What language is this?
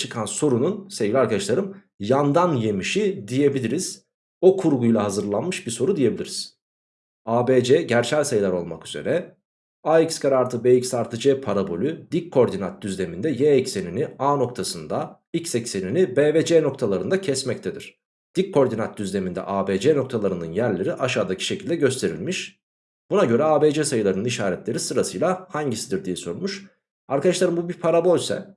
Turkish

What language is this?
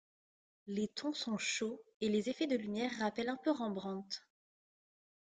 French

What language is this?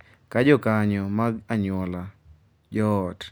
Luo (Kenya and Tanzania)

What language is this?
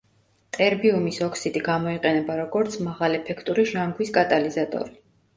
Georgian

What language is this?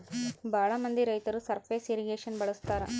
Kannada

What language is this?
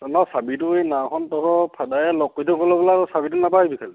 Assamese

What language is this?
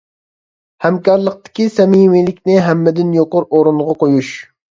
Uyghur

